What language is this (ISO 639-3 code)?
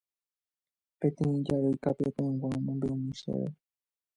grn